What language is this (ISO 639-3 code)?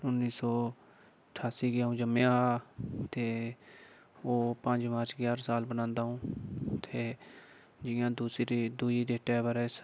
doi